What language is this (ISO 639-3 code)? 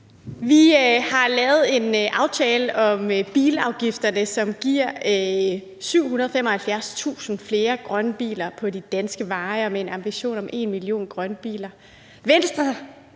dan